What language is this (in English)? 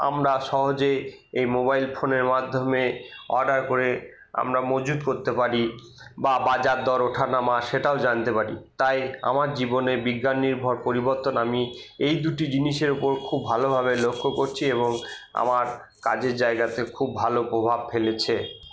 Bangla